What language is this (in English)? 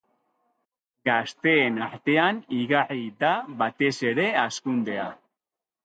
Basque